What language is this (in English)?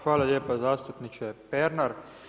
Croatian